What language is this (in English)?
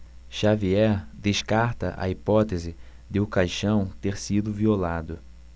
Portuguese